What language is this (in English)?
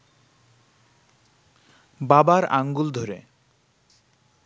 Bangla